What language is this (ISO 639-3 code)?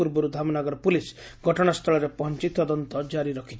ori